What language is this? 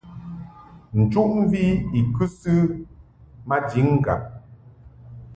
Mungaka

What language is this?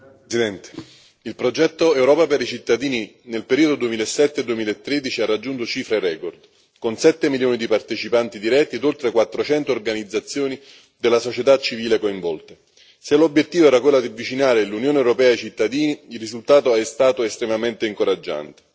Italian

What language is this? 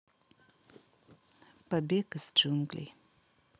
Russian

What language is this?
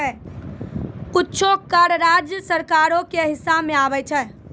Maithili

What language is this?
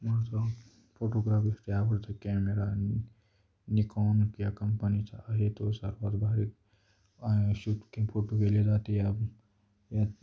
Marathi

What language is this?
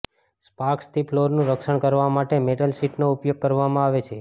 Gujarati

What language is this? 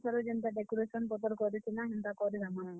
Odia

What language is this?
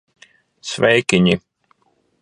Latvian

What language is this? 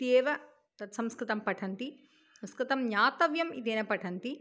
Sanskrit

